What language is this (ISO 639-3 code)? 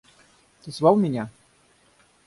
rus